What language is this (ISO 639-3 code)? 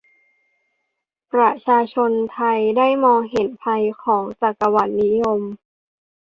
tha